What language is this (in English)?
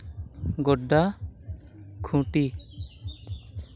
Santali